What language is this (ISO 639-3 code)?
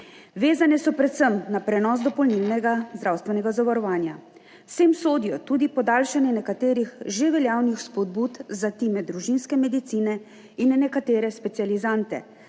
slv